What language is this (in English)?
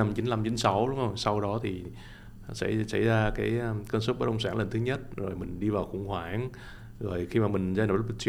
Vietnamese